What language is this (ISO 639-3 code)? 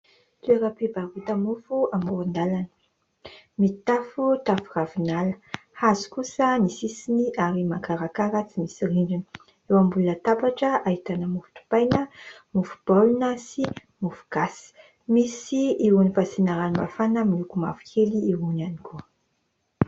mlg